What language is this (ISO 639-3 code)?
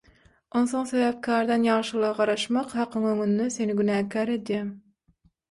tuk